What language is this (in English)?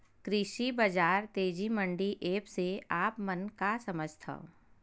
Chhattisgarhi